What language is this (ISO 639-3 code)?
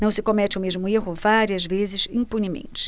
por